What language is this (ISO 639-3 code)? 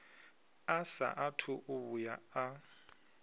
ven